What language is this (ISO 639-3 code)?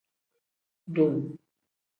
kdh